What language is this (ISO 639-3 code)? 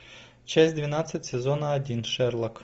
rus